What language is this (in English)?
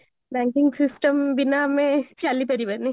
Odia